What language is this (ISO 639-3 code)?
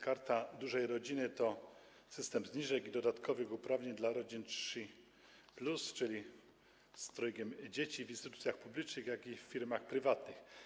pol